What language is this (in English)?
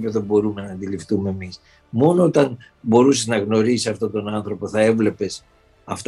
Greek